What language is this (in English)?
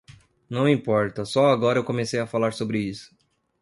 Portuguese